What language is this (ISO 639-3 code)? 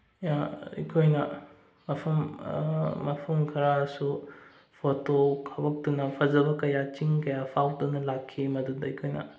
mni